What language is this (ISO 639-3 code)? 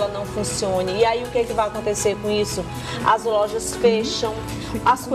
por